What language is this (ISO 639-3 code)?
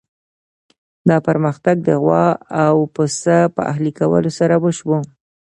pus